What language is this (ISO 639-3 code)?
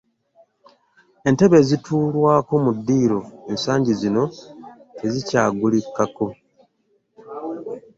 lug